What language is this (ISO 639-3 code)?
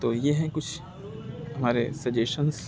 urd